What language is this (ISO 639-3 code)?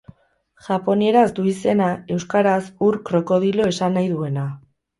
eus